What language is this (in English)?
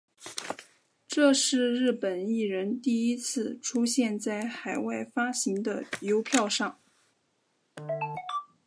Chinese